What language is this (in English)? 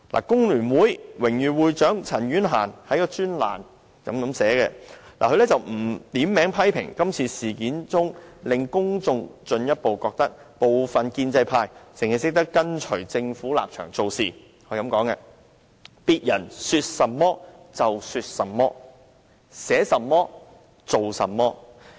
Cantonese